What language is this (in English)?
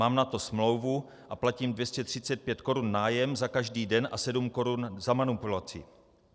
Czech